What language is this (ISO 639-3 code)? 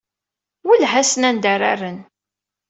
kab